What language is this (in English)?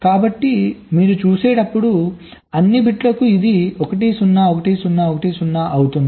Telugu